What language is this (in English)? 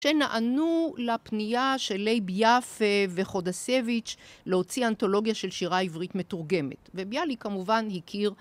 Hebrew